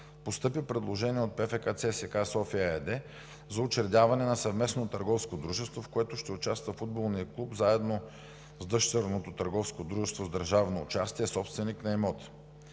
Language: Bulgarian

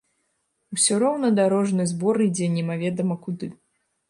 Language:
Belarusian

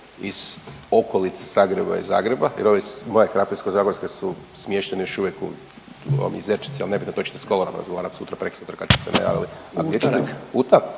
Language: Croatian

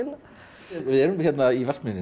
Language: Icelandic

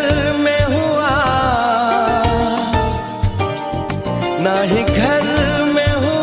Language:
Hindi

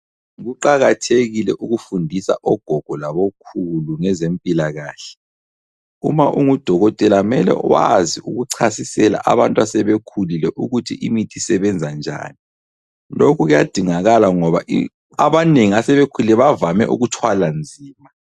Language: North Ndebele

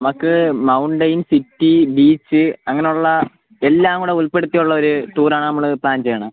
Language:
Malayalam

